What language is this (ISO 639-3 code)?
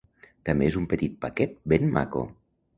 cat